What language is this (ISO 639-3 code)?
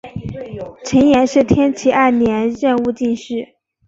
zho